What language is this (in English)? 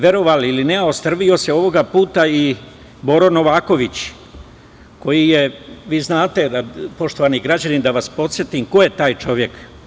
Serbian